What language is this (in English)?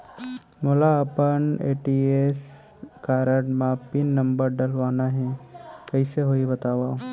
Chhattisgarhi